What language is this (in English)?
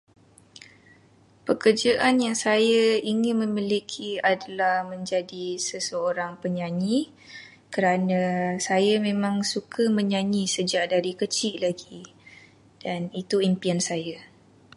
Malay